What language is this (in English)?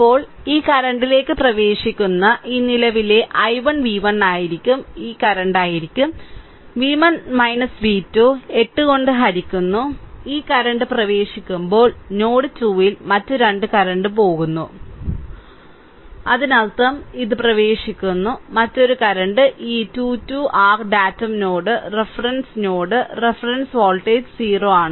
Malayalam